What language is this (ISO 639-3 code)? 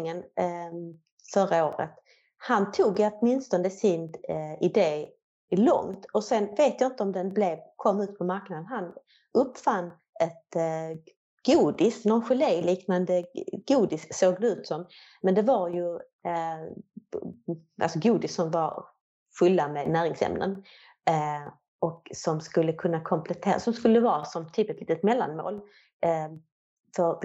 swe